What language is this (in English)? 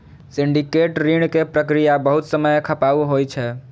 Maithili